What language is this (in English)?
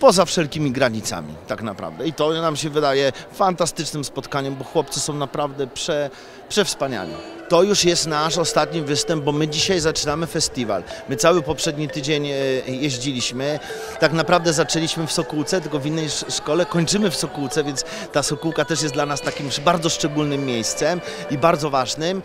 Polish